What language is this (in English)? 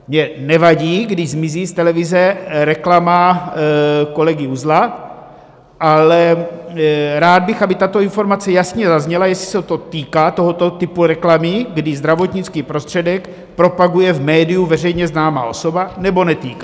Czech